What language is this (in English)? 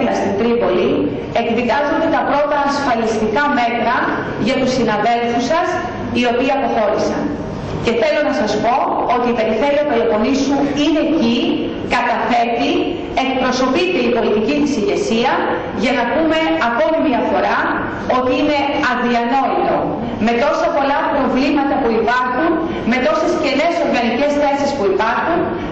Greek